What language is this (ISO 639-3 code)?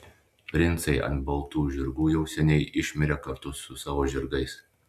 lit